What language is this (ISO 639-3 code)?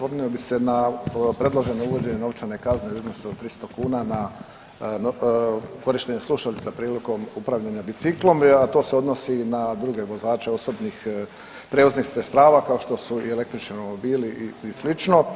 hrv